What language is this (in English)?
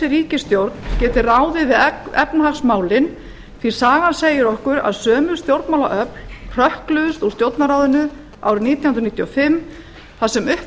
Icelandic